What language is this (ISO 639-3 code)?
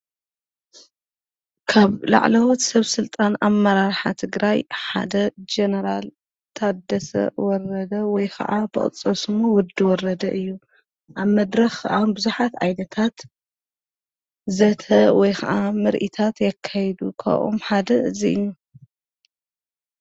tir